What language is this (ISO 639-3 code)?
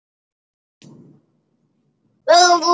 isl